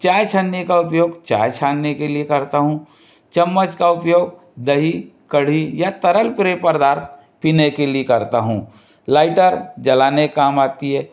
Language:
Hindi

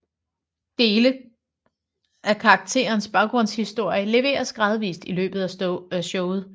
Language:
Danish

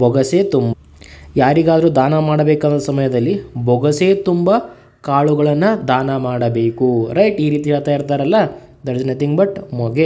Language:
Kannada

